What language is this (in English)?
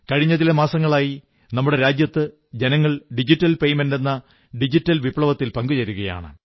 Malayalam